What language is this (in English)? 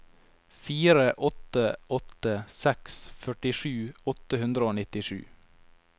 Norwegian